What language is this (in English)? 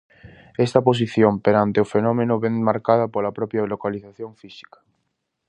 Galician